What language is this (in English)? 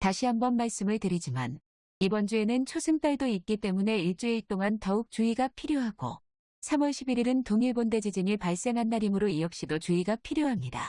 Korean